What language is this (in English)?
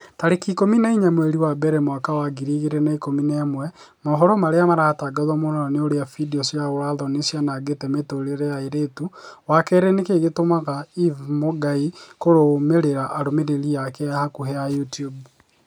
Kikuyu